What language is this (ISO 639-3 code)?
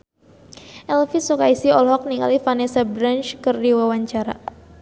sun